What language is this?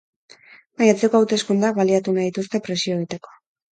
Basque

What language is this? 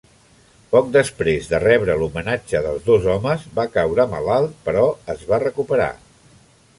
Catalan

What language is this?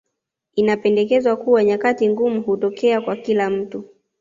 Swahili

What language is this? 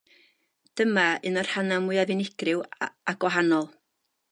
Welsh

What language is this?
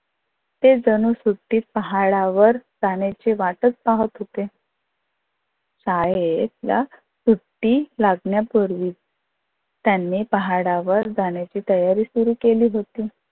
Marathi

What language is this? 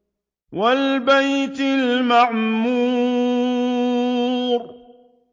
Arabic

